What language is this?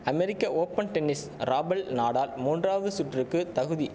Tamil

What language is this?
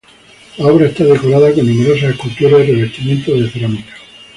Spanish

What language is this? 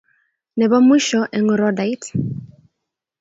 Kalenjin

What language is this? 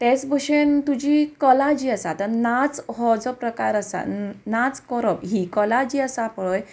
Konkani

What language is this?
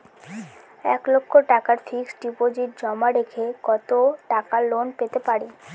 Bangla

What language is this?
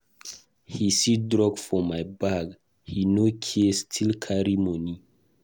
Nigerian Pidgin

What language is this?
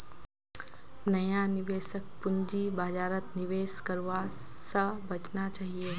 Magahi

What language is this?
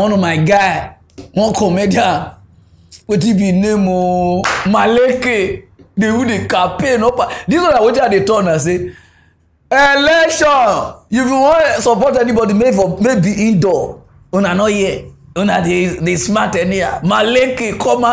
English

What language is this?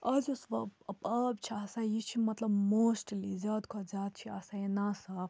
Kashmiri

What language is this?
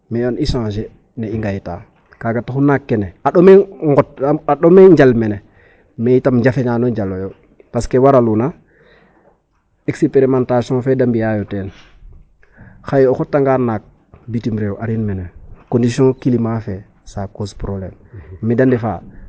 Serer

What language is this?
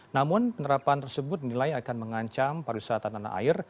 Indonesian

